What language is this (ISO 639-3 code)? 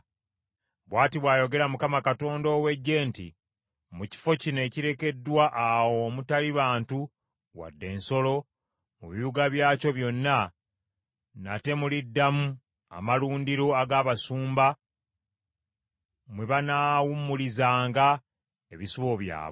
lug